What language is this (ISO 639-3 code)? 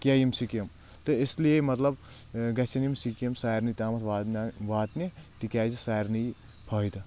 kas